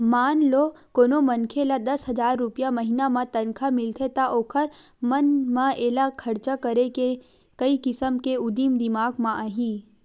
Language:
Chhattisgarhi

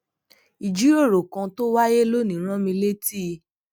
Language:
Yoruba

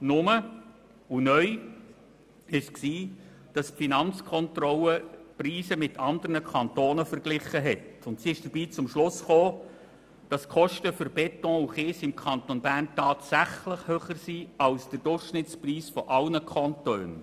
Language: Swiss German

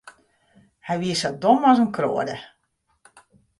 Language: Western Frisian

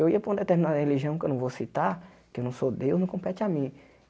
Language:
Portuguese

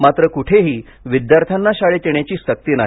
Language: Marathi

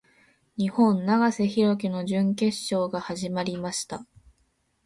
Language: Japanese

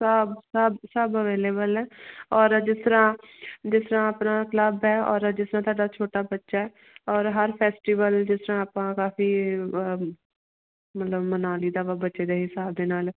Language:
Punjabi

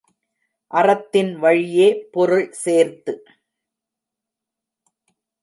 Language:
Tamil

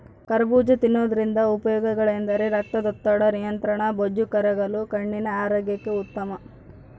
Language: Kannada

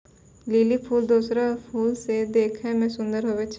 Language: Maithili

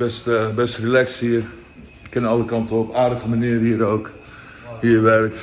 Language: Dutch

